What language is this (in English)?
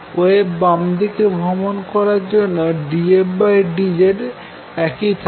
Bangla